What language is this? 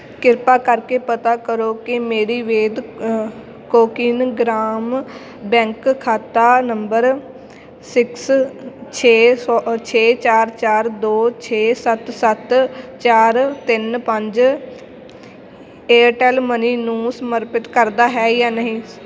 Punjabi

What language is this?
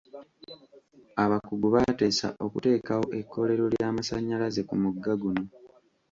Ganda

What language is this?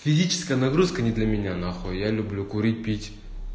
Russian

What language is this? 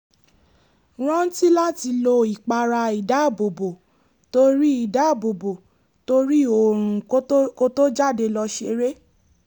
Yoruba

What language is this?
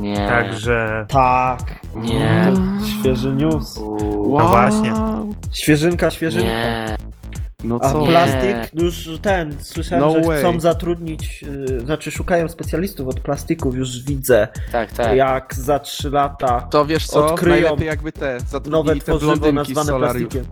Polish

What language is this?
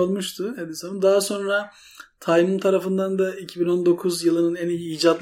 Turkish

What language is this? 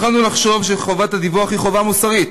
Hebrew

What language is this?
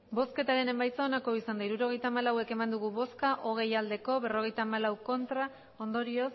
Basque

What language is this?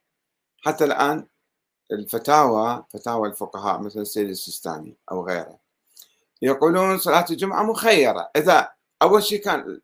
Arabic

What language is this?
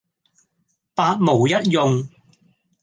Cantonese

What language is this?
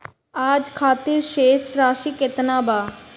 Bhojpuri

